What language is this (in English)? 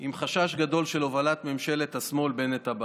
Hebrew